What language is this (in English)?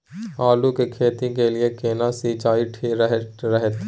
Maithili